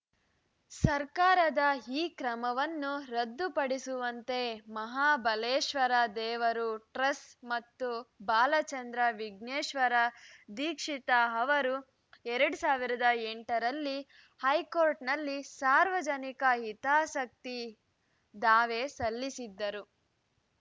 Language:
Kannada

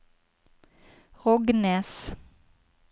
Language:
Norwegian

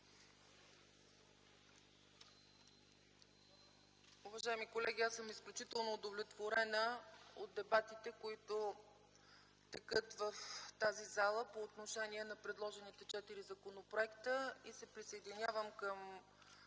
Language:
Bulgarian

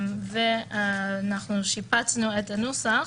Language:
Hebrew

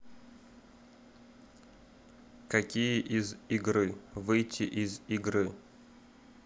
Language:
Russian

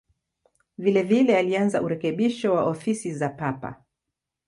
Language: Swahili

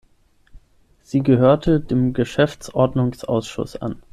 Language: German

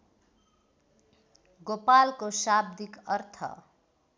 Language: Nepali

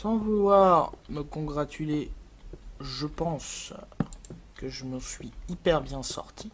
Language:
French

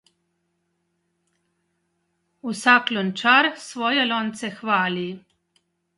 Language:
Slovenian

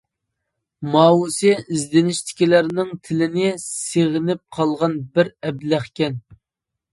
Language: Uyghur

